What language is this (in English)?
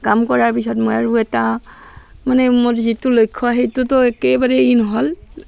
Assamese